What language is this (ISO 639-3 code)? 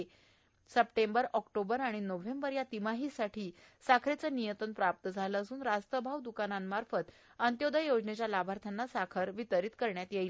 mar